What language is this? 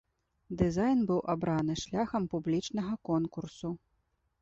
Belarusian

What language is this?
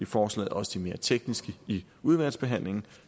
Danish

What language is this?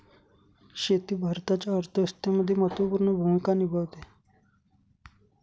Marathi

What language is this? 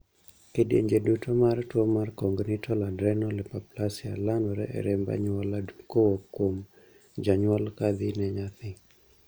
Luo (Kenya and Tanzania)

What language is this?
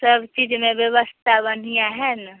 Maithili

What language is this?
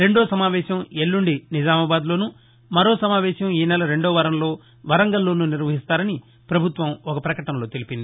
Telugu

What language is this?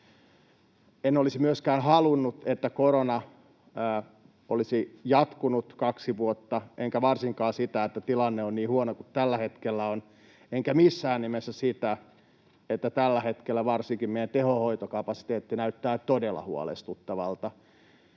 Finnish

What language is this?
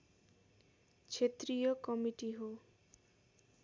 Nepali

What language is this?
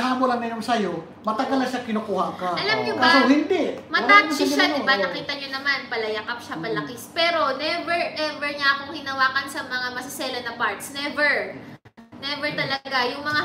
Filipino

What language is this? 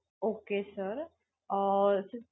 Marathi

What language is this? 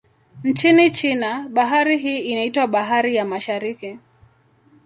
Swahili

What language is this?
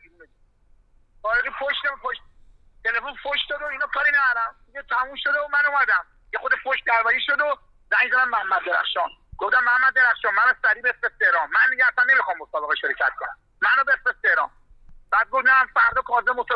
Persian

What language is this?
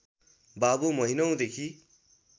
Nepali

